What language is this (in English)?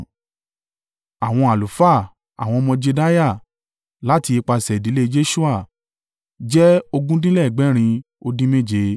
Yoruba